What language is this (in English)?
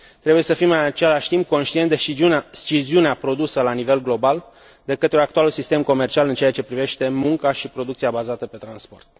Romanian